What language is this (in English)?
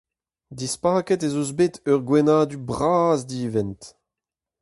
Breton